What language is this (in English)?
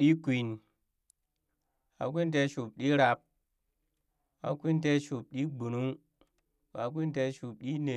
Burak